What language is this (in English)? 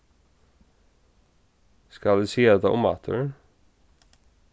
Faroese